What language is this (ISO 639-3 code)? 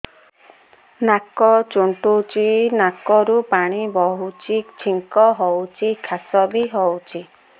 ori